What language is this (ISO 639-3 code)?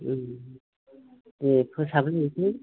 brx